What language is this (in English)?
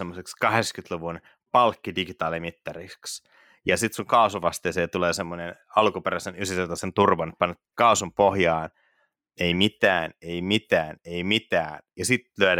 Finnish